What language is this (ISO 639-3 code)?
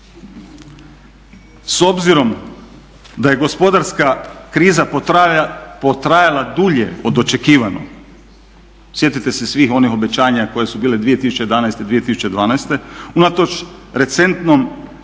hrv